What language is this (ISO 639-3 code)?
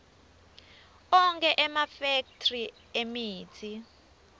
ssw